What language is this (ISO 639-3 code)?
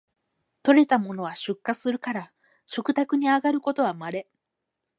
jpn